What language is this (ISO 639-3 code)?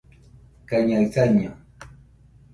hux